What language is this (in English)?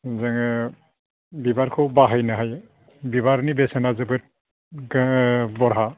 Bodo